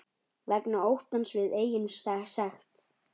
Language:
Icelandic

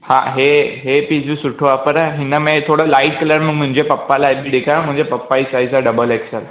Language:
Sindhi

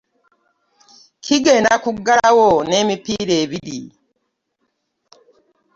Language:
Ganda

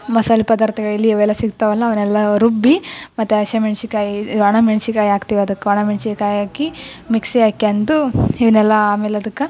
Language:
Kannada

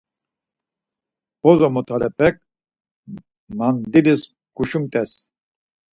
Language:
Laz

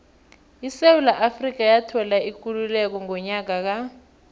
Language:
South Ndebele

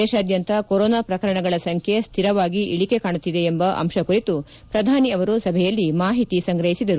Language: Kannada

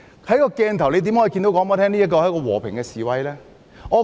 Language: Cantonese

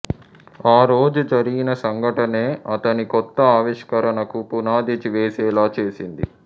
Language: Telugu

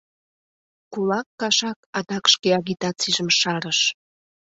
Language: Mari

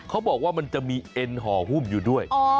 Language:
Thai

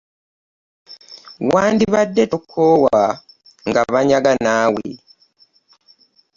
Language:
Ganda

